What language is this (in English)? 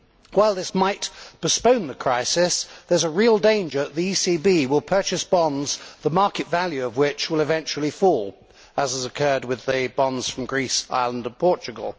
English